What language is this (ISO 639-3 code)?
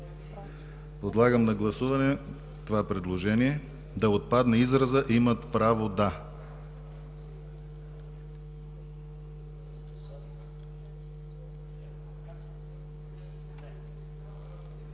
bul